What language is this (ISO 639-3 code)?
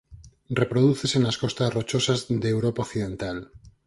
glg